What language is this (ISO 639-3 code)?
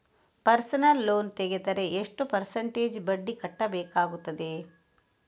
kan